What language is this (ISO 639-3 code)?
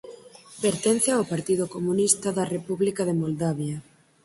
glg